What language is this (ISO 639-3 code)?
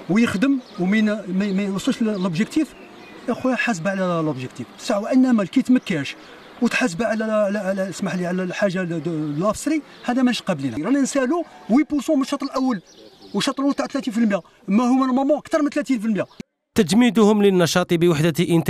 ara